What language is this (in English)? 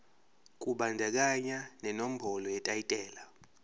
Zulu